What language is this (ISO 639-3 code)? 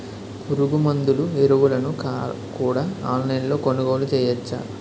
tel